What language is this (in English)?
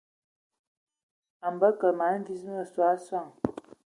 Ewondo